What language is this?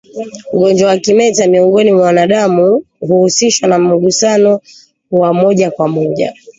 Swahili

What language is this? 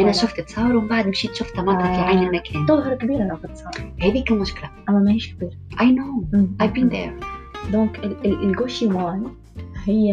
Arabic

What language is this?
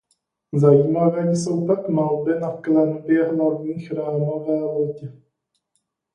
Czech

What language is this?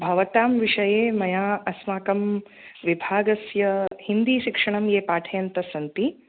Sanskrit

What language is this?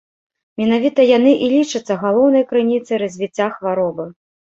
Belarusian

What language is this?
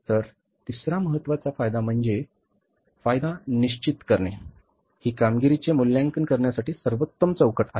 Marathi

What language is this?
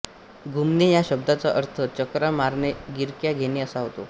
Marathi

